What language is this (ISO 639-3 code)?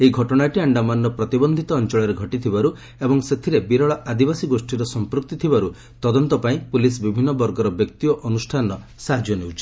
ori